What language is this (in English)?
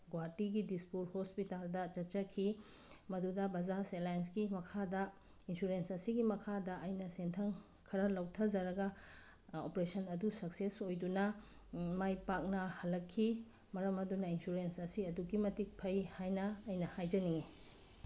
Manipuri